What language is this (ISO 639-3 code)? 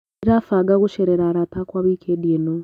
kik